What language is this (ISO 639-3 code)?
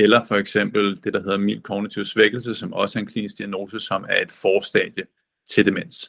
dan